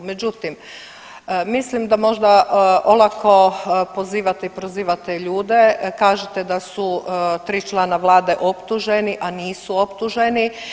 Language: Croatian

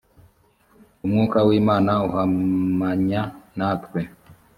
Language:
Kinyarwanda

